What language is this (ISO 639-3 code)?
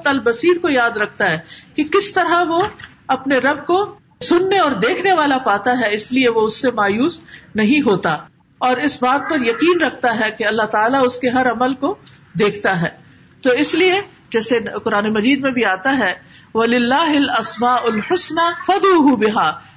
urd